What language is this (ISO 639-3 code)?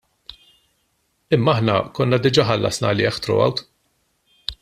mlt